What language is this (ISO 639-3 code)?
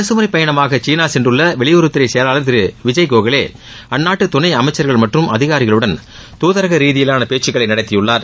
tam